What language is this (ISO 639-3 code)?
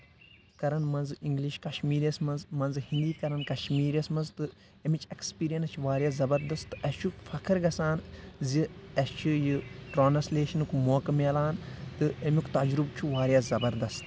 kas